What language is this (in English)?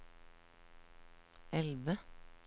Norwegian